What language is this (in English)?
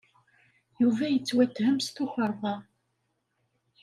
Kabyle